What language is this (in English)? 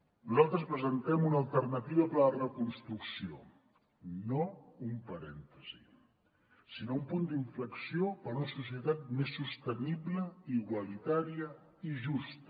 Catalan